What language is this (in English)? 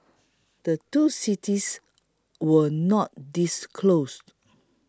English